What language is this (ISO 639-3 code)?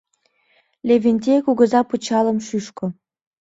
chm